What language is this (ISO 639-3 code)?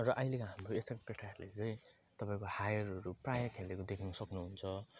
nep